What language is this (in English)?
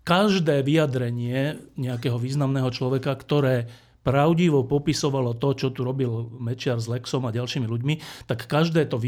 Slovak